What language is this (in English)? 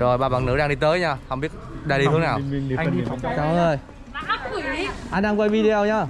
Vietnamese